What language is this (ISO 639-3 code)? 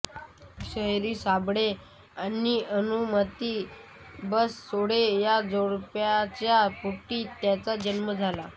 mar